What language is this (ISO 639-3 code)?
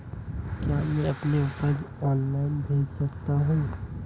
hin